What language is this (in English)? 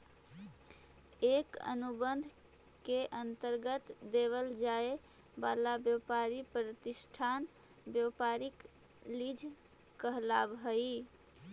Magahi